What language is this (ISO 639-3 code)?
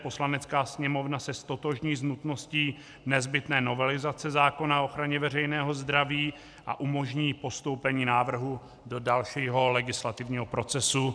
ces